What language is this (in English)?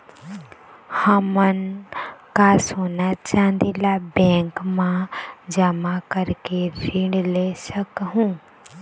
Chhattisgarhi